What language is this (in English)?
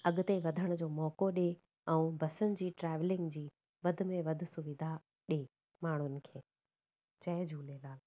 Sindhi